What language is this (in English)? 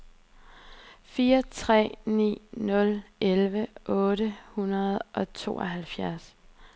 Danish